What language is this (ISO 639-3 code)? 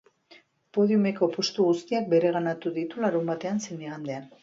eus